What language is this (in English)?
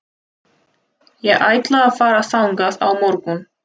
Icelandic